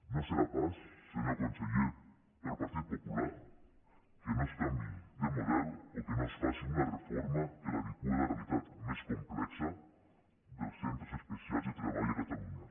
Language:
Catalan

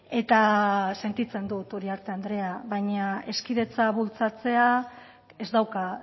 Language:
Basque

